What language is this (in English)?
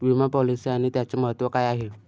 Marathi